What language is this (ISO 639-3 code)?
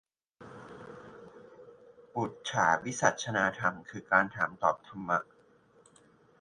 tha